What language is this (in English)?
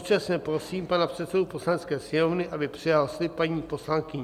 Czech